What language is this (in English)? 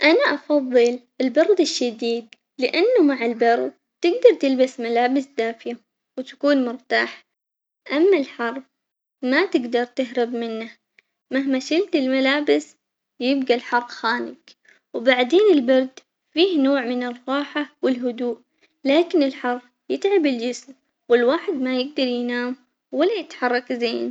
Omani Arabic